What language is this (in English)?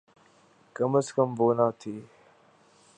Urdu